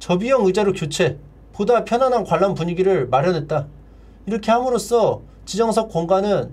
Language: Korean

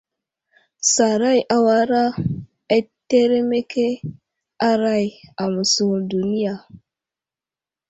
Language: Wuzlam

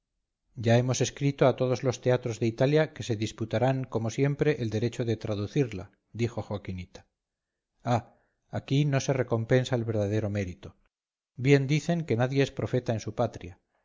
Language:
Spanish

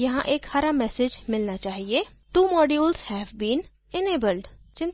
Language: Hindi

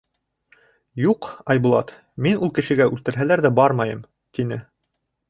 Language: Bashkir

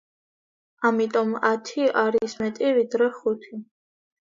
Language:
Georgian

